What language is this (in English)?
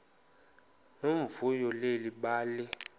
Xhosa